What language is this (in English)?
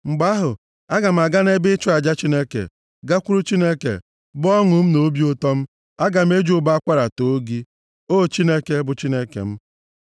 Igbo